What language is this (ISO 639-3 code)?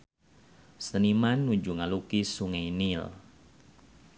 sun